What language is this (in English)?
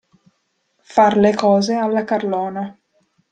Italian